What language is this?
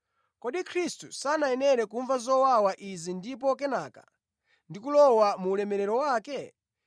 Nyanja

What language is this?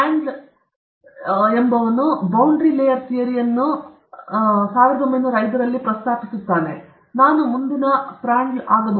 Kannada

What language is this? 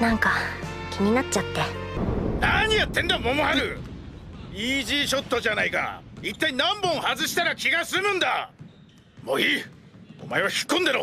Japanese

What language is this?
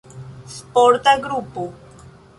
Esperanto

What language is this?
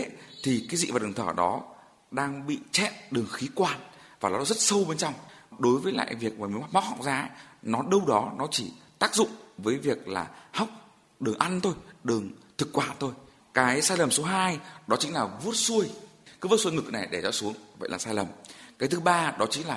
Vietnamese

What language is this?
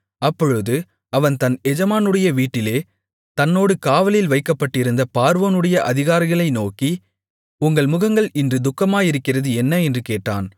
Tamil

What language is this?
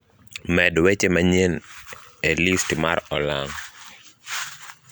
Luo (Kenya and Tanzania)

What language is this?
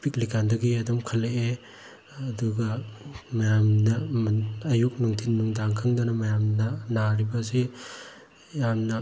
Manipuri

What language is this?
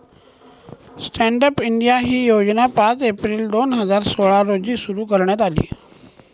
Marathi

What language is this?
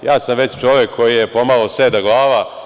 Serbian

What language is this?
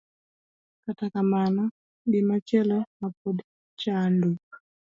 Luo (Kenya and Tanzania)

